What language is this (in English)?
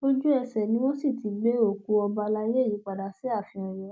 Yoruba